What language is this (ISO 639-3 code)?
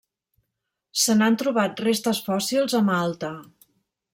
cat